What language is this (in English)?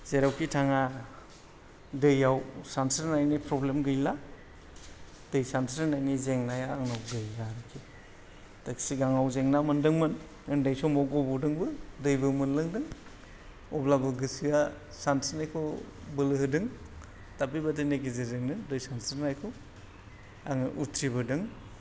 Bodo